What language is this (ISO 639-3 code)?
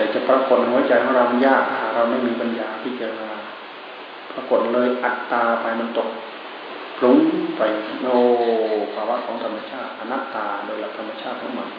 tha